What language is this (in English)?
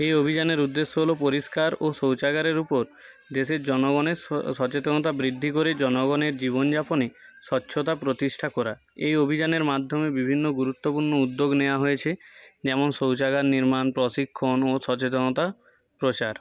Bangla